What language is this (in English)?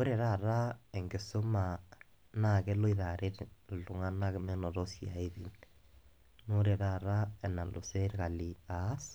Masai